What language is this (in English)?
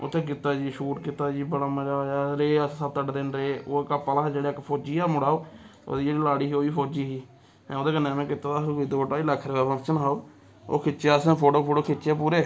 Dogri